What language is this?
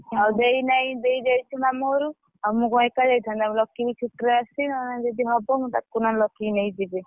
Odia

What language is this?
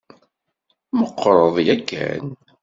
Kabyle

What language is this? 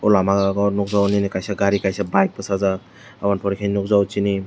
Kok Borok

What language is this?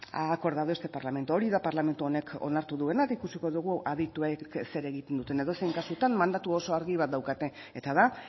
Basque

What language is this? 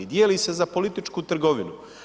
Croatian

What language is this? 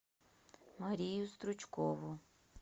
Russian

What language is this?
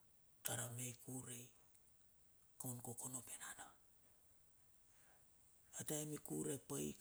Bilur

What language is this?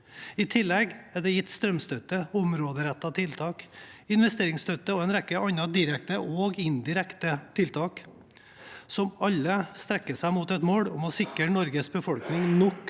Norwegian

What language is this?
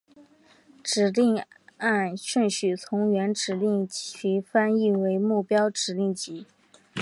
Chinese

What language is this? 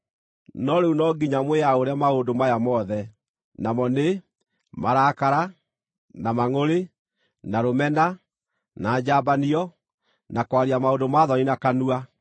Kikuyu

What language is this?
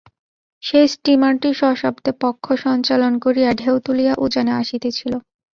Bangla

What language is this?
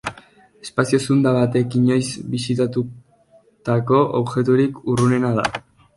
Basque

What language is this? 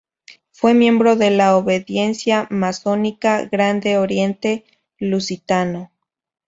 Spanish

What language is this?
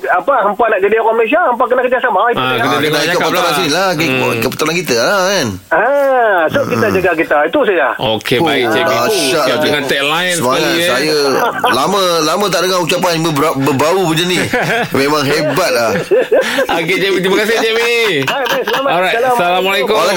Malay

